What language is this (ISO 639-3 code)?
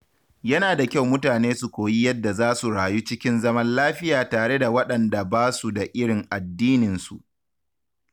hau